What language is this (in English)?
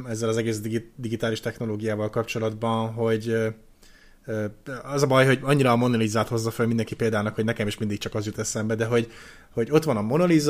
Hungarian